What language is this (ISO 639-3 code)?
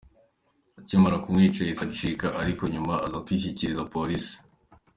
kin